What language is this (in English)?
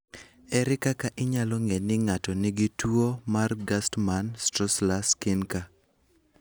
Luo (Kenya and Tanzania)